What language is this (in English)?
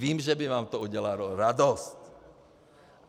Czech